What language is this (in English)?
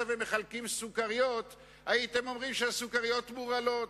Hebrew